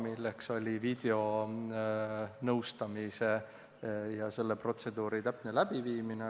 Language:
Estonian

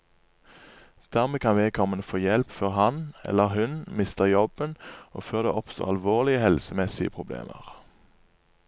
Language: Norwegian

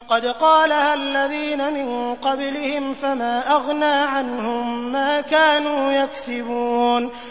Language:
Arabic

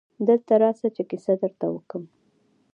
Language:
Pashto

